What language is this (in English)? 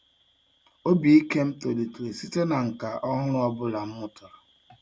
Igbo